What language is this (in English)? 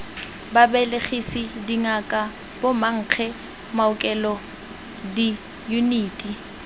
Tswana